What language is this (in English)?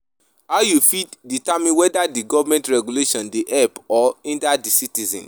Nigerian Pidgin